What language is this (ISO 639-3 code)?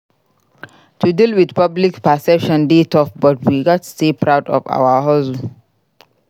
pcm